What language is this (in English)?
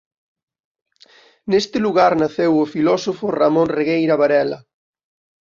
Galician